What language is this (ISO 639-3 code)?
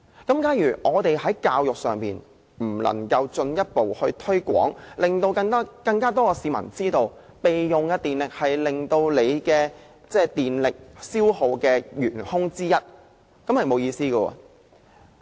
yue